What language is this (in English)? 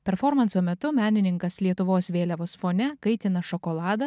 Lithuanian